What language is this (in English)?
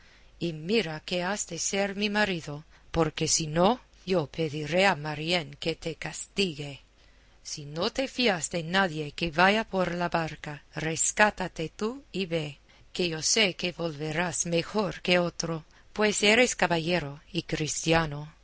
Spanish